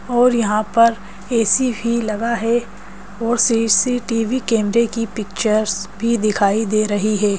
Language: Hindi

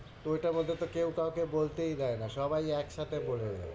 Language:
Bangla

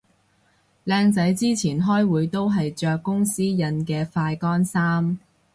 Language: Cantonese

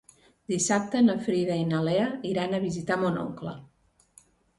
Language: Catalan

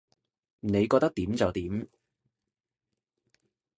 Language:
Cantonese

